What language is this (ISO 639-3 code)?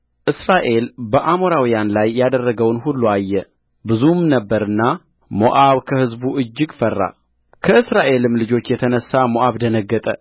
amh